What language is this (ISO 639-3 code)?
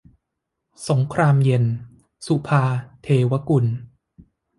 tha